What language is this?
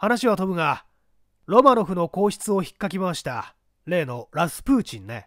Japanese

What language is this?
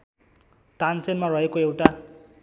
Nepali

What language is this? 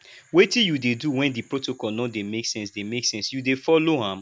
Nigerian Pidgin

